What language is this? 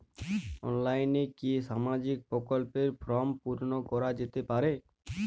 Bangla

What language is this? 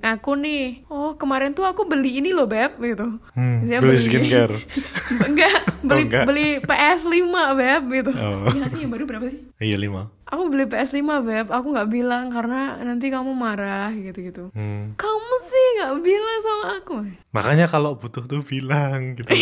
Indonesian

